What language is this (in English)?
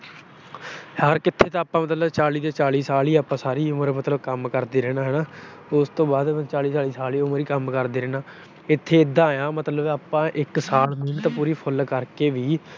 Punjabi